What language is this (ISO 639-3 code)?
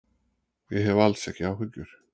isl